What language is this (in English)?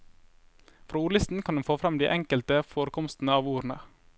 Norwegian